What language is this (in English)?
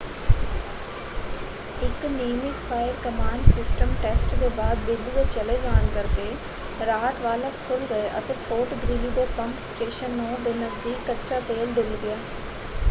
Punjabi